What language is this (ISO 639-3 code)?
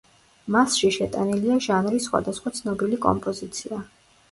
kat